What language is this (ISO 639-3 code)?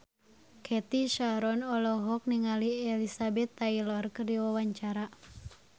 sun